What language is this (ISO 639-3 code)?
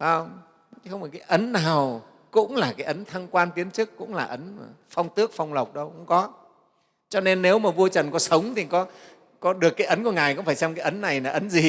vie